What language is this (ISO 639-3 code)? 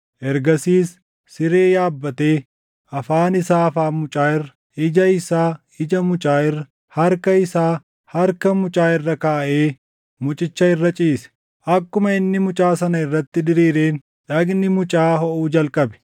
orm